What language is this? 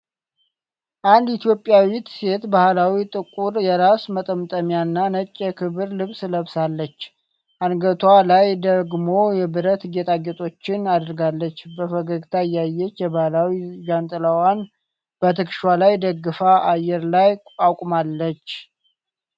Amharic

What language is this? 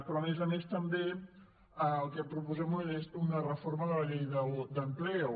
Catalan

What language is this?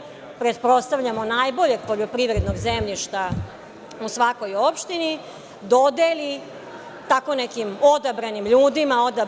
Serbian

